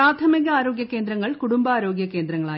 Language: Malayalam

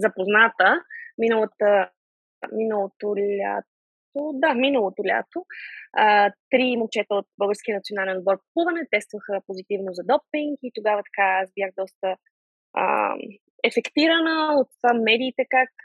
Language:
Bulgarian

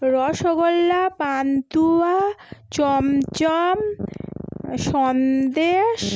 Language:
Bangla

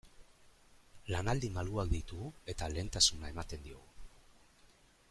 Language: Basque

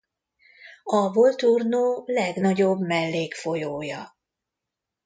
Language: Hungarian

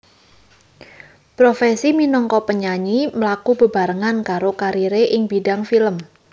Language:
Javanese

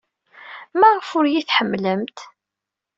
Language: Kabyle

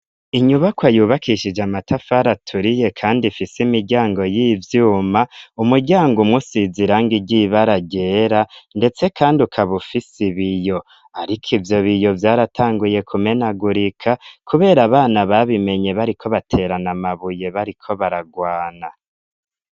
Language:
Rundi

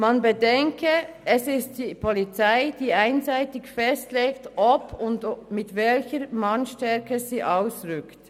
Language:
Swiss German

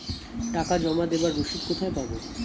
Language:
Bangla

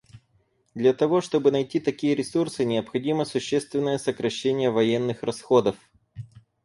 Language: Russian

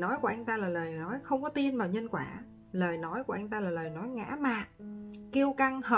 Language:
Vietnamese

